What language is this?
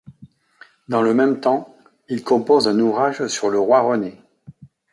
French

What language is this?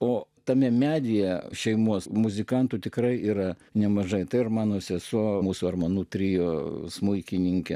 Lithuanian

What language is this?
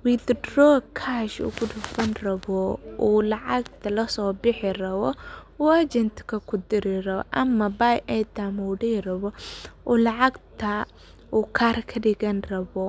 Somali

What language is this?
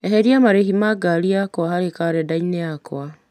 Kikuyu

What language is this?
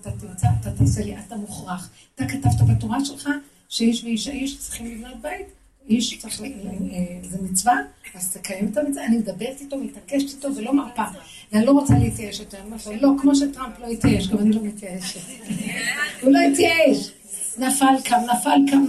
Hebrew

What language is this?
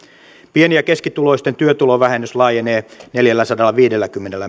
Finnish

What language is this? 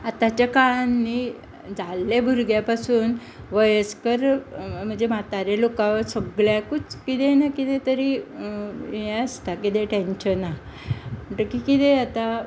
Konkani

